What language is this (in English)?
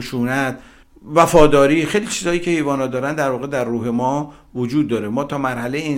Persian